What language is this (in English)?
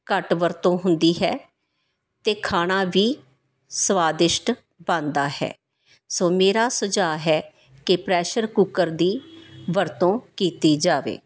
Punjabi